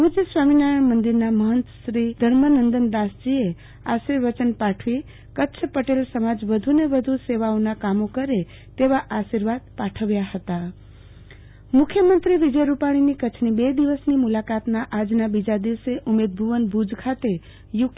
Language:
Gujarati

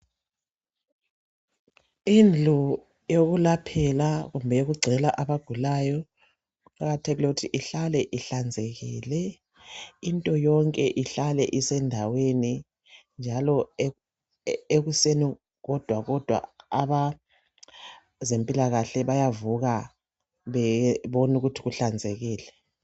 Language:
North Ndebele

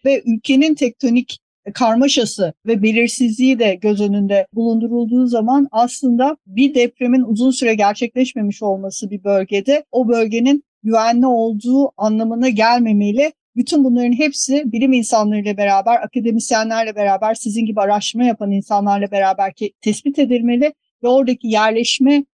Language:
Turkish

